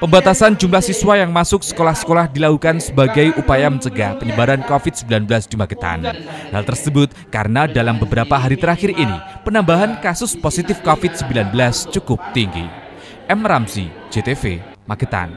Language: Indonesian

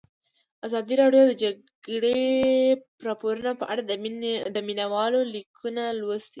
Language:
Pashto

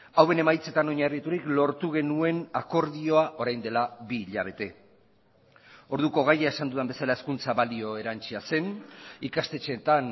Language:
Basque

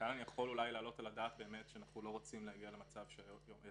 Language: Hebrew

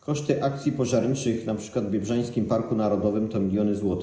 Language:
Polish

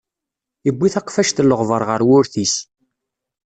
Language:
Kabyle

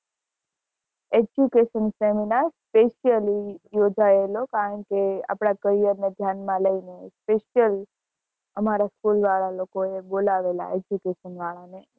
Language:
Gujarati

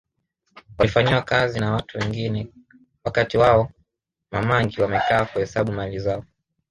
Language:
Swahili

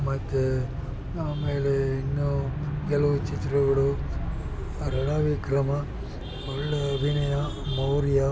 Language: Kannada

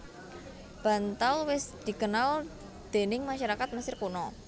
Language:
Javanese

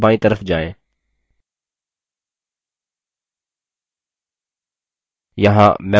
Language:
Hindi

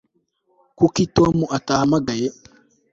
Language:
Kinyarwanda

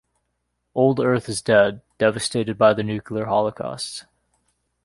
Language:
English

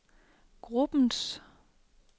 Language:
Danish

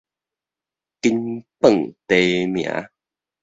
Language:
Min Nan Chinese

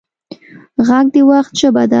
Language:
Pashto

